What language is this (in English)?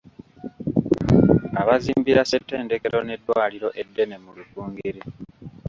Ganda